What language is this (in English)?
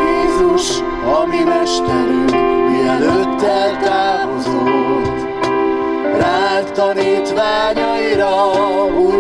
Hungarian